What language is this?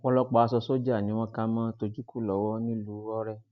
Yoruba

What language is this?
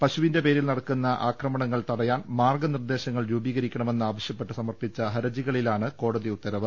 Malayalam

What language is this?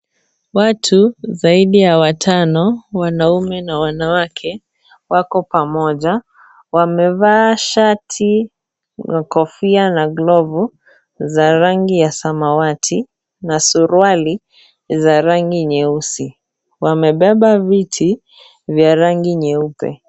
Swahili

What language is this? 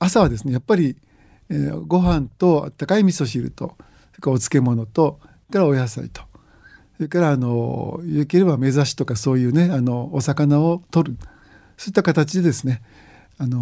Japanese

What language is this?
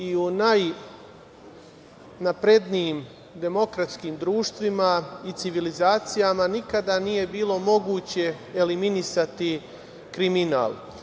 Serbian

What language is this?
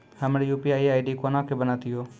Maithili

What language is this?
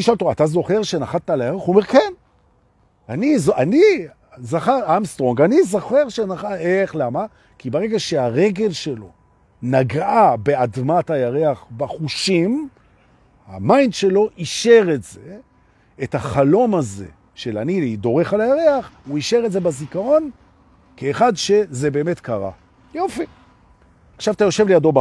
Hebrew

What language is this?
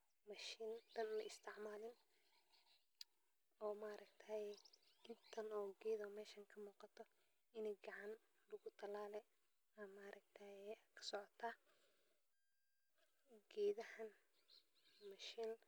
Somali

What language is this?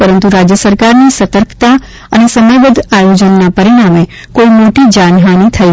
Gujarati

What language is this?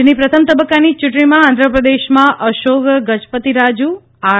Gujarati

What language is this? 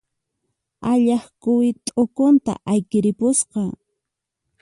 Puno Quechua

